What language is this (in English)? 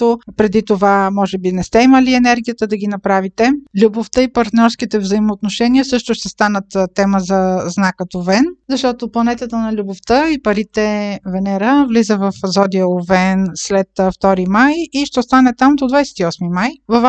Bulgarian